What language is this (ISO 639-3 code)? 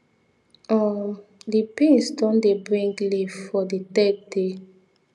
pcm